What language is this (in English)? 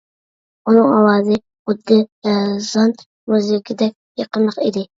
Uyghur